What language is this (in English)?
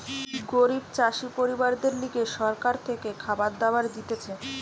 Bangla